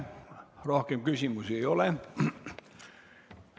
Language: Estonian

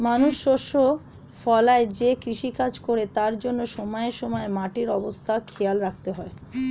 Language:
Bangla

